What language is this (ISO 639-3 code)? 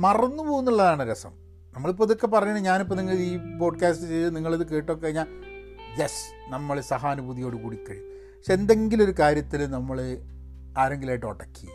mal